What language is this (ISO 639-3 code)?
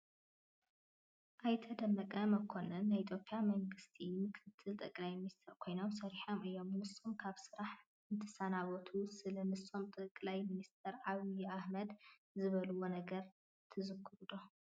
tir